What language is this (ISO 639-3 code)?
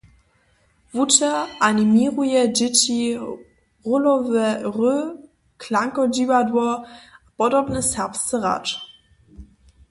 hsb